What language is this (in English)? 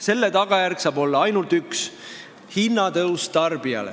Estonian